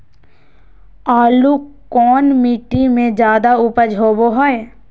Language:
Magahi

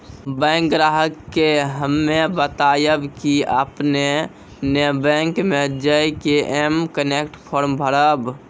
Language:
Maithili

